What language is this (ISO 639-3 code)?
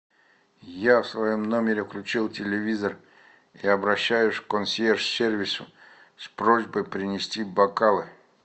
rus